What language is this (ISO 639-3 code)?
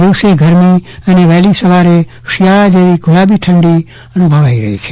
guj